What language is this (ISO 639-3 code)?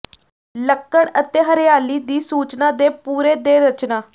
pan